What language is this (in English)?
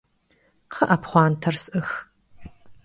Kabardian